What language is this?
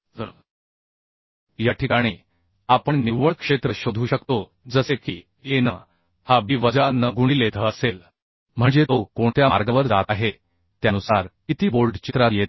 Marathi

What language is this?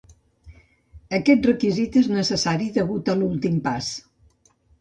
Catalan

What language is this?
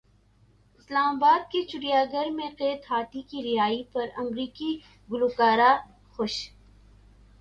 Urdu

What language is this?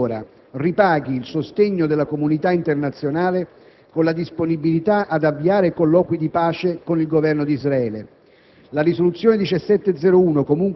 Italian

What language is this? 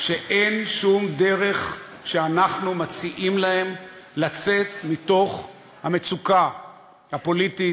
Hebrew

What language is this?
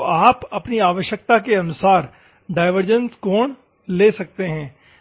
Hindi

